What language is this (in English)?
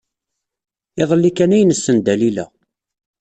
Kabyle